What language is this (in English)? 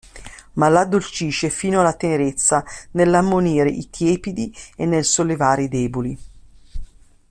Italian